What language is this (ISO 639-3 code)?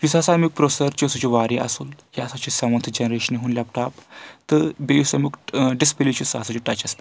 kas